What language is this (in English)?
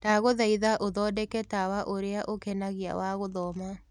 Kikuyu